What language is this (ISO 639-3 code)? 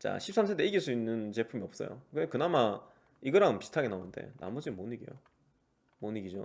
kor